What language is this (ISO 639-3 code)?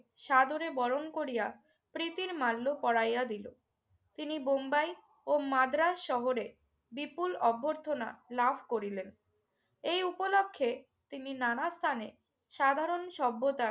ben